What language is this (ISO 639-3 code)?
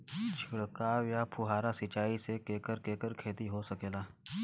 bho